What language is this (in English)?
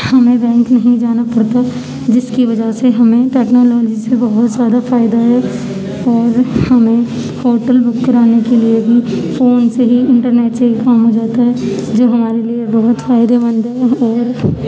Urdu